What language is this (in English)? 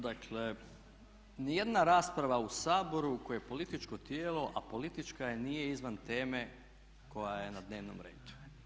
Croatian